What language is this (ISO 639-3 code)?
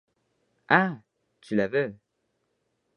fra